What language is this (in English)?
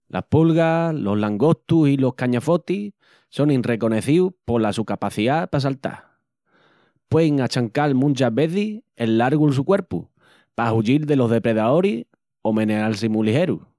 Extremaduran